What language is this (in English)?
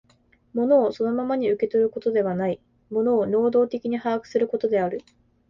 Japanese